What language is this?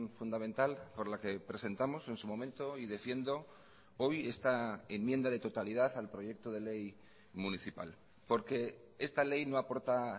Spanish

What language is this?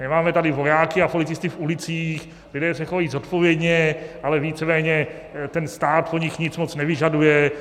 Czech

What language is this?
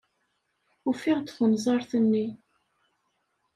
Kabyle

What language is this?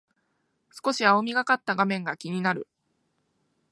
Japanese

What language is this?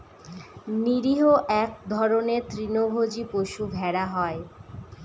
Bangla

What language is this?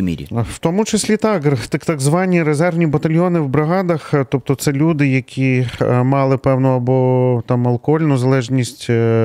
Ukrainian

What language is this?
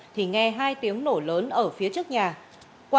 Vietnamese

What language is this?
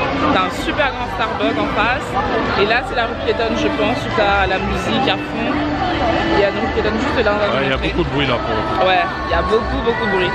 French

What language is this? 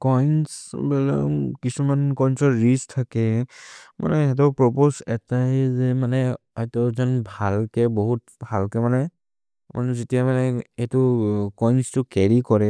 Maria (India)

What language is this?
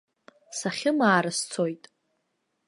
Abkhazian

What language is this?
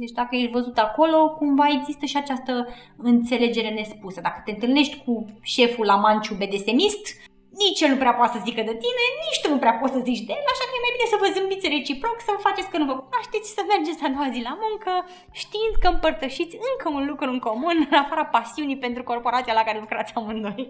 Romanian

